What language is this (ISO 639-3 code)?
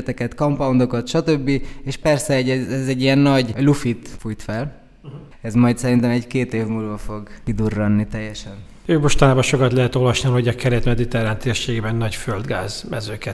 hun